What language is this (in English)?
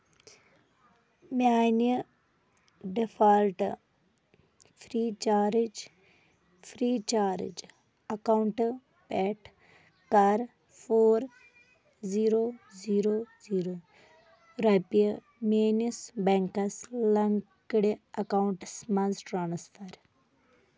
Kashmiri